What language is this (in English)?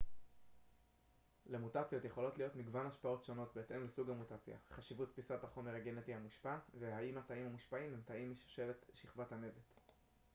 Hebrew